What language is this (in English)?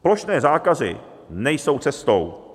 Czech